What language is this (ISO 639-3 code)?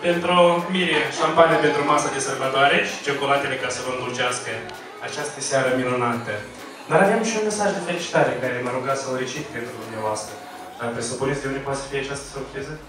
ron